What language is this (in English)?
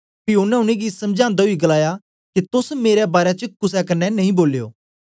Dogri